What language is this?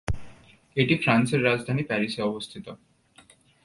Bangla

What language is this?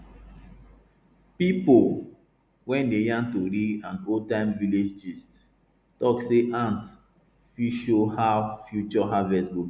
Nigerian Pidgin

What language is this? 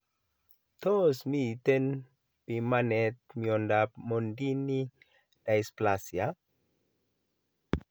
Kalenjin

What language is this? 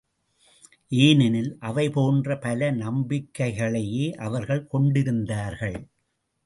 Tamil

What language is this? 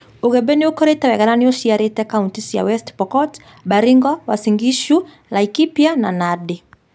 Kikuyu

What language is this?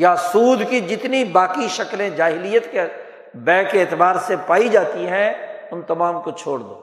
Urdu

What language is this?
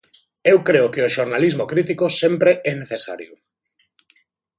Galician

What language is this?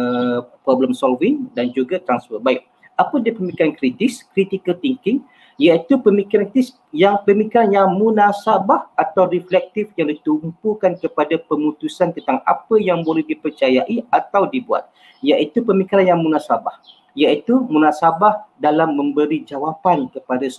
Malay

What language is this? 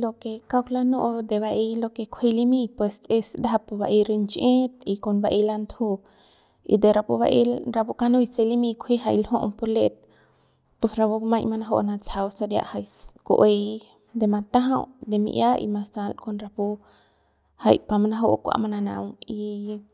Central Pame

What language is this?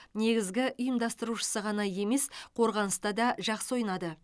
Kazakh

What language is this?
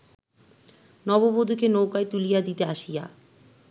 Bangla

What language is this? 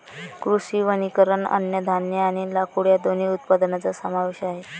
Marathi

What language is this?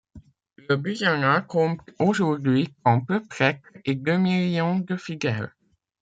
French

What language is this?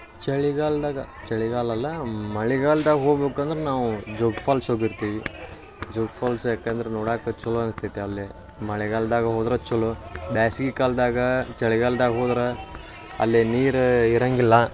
Kannada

